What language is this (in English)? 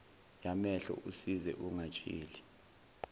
Zulu